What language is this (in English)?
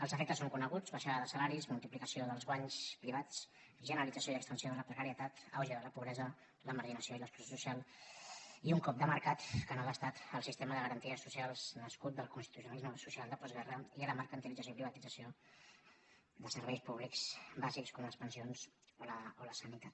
Catalan